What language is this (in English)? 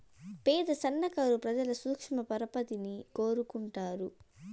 Telugu